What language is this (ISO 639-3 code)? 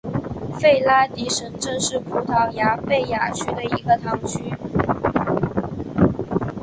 zho